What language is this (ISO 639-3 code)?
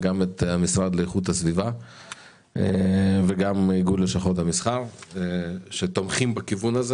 heb